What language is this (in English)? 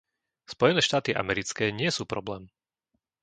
Slovak